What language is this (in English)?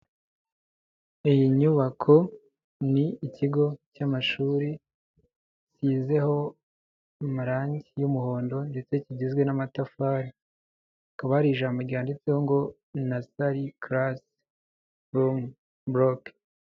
Kinyarwanda